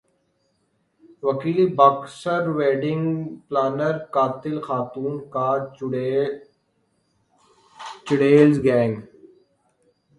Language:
Urdu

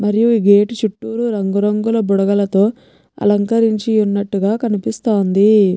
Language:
Telugu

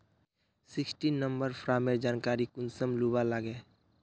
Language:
Magahi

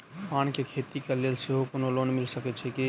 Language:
Maithili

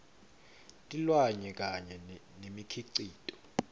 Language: Swati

